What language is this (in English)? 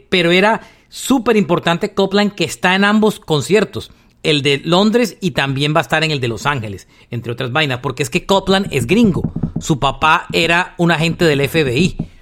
Spanish